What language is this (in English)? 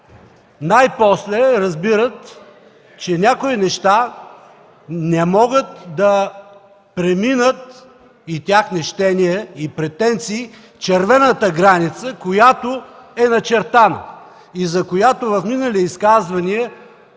Bulgarian